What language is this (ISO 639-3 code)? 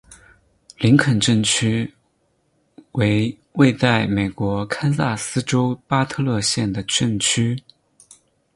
zho